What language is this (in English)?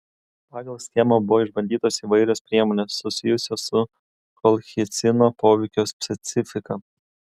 Lithuanian